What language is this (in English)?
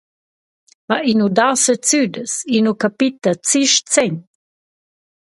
Romansh